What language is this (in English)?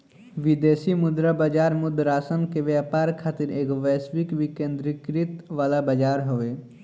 Bhojpuri